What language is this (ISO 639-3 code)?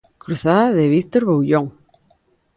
glg